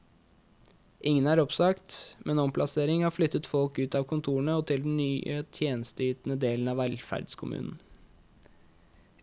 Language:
Norwegian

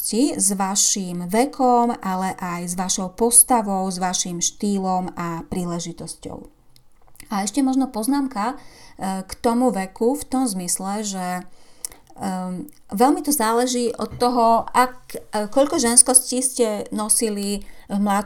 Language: Slovak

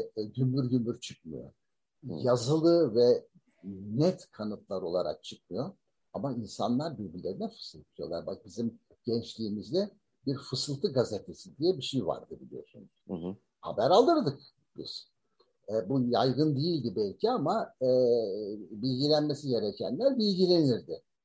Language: Turkish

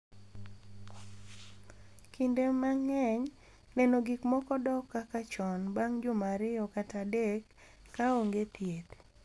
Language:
Luo (Kenya and Tanzania)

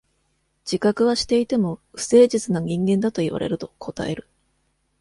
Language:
Japanese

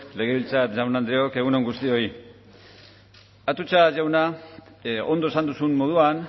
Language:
Basque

